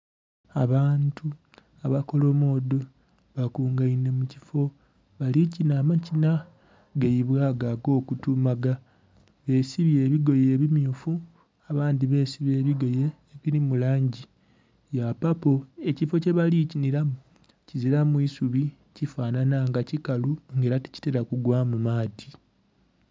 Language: Soga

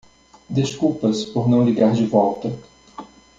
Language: Portuguese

